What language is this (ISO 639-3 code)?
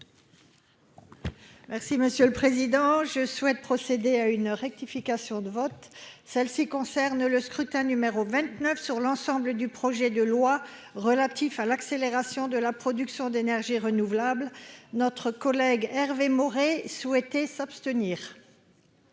fra